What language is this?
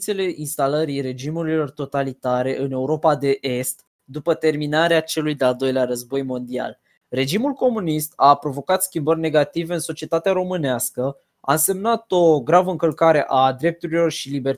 Romanian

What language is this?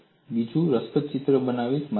Gujarati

